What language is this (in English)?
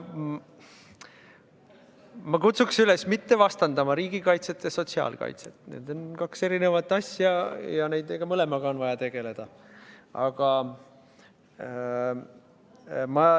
Estonian